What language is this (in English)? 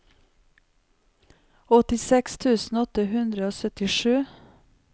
Norwegian